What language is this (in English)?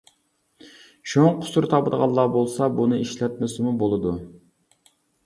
Uyghur